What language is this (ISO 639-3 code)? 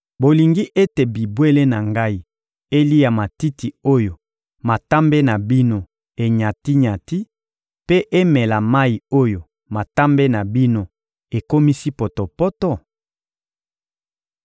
lin